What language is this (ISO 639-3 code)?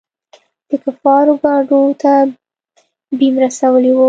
pus